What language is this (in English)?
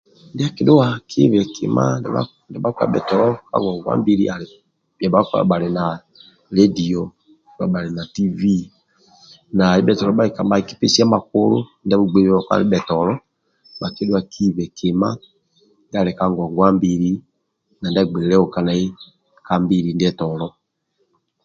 Amba (Uganda)